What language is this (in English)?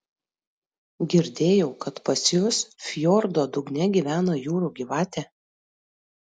Lithuanian